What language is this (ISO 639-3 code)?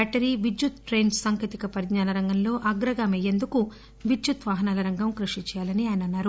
tel